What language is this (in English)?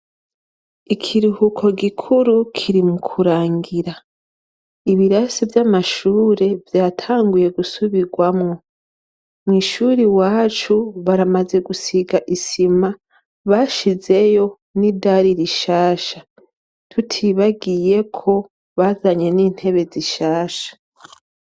Rundi